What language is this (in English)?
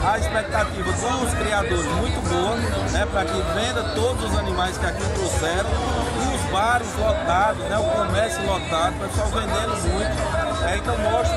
Portuguese